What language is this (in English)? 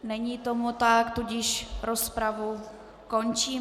Czech